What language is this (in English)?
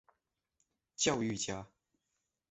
Chinese